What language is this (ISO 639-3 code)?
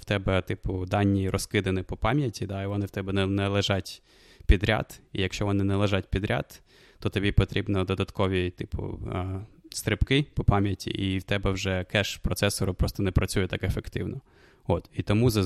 ukr